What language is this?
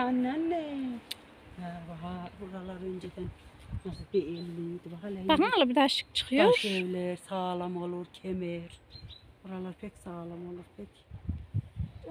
Turkish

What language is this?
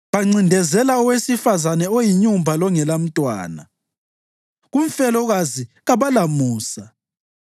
North Ndebele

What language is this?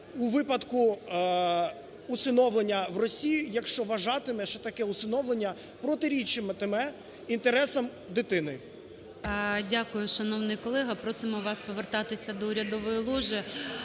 Ukrainian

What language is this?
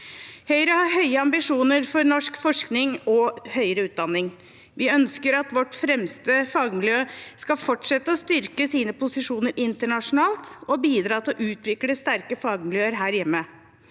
Norwegian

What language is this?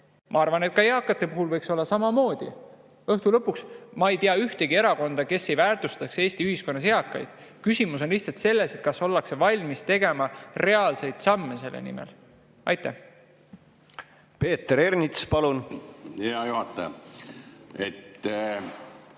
Estonian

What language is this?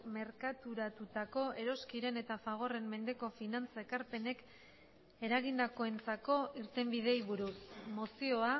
Basque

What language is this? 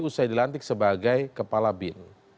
Indonesian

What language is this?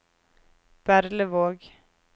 Norwegian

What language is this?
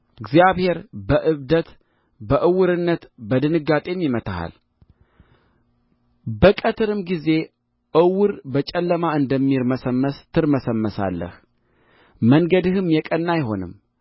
Amharic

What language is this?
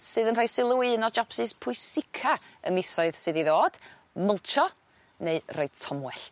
Welsh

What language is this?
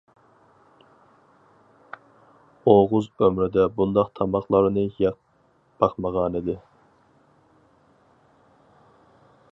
Uyghur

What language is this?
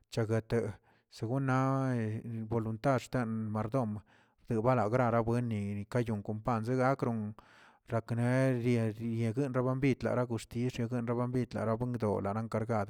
Tilquiapan Zapotec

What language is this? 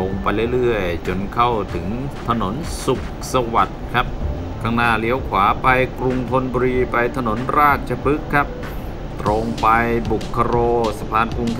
Thai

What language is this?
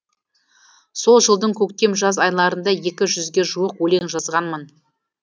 Kazakh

